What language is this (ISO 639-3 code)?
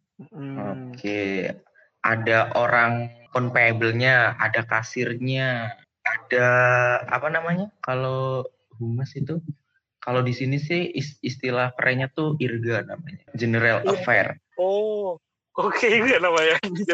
ind